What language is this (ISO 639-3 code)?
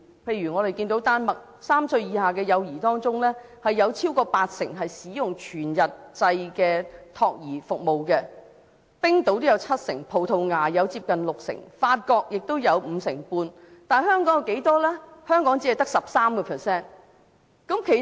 yue